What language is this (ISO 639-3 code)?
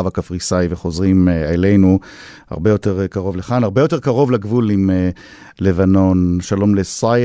heb